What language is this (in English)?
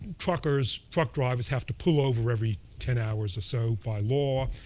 English